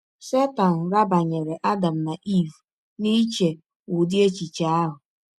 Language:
Igbo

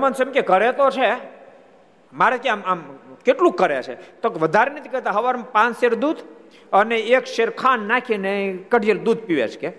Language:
Gujarati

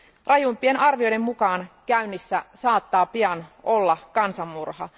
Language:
Finnish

